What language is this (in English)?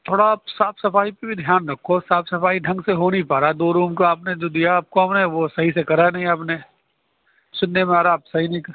Urdu